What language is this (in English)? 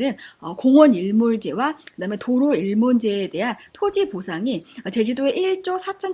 Korean